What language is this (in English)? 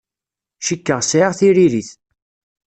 Kabyle